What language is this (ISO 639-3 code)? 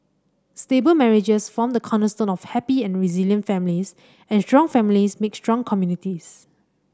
eng